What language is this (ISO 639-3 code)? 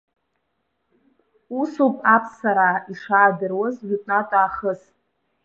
abk